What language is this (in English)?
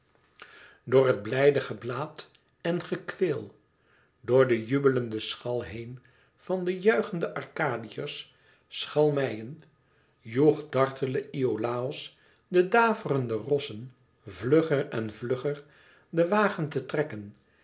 Dutch